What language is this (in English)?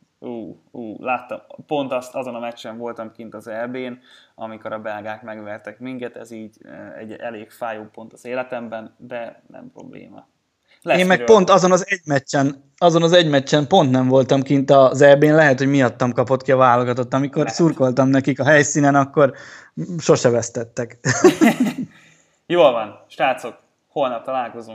Hungarian